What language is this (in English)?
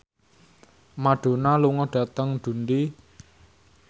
Javanese